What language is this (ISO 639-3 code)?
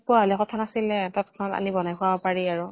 asm